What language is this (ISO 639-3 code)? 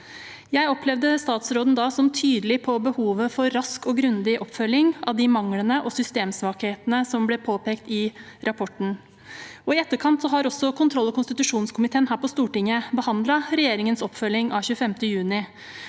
nor